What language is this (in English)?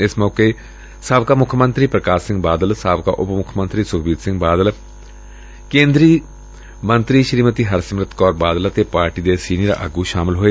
Punjabi